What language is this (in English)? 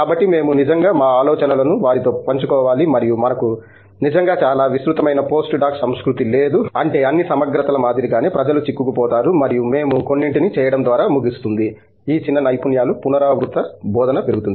Telugu